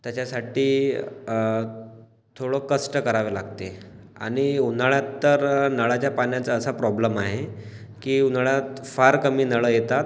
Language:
Marathi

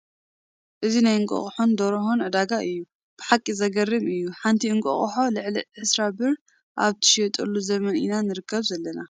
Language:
Tigrinya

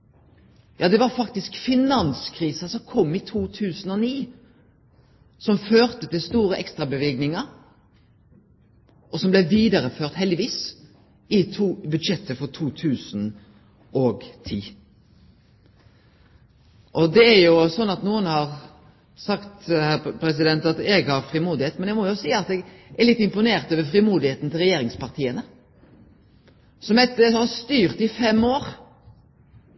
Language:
Norwegian Nynorsk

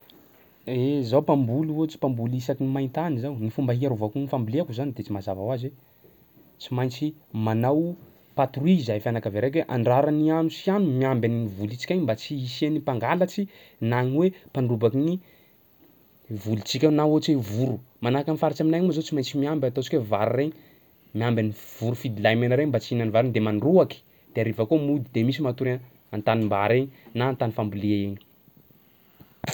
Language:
Sakalava Malagasy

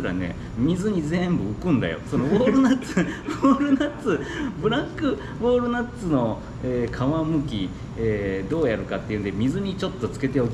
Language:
Japanese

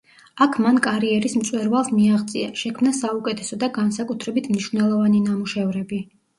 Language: Georgian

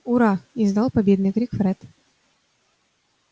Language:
Russian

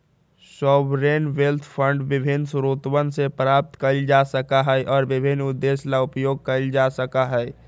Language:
Magahi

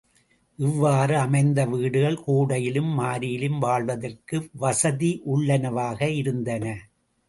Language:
Tamil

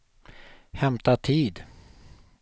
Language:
Swedish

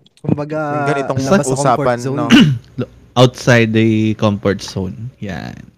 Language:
Filipino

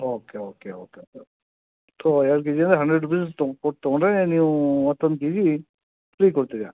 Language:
Kannada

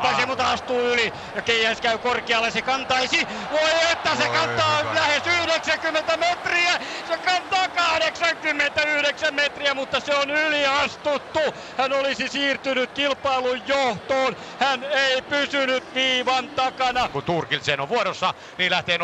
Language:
Finnish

